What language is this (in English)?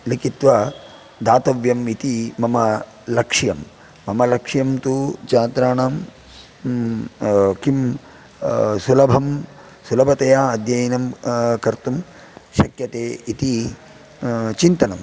Sanskrit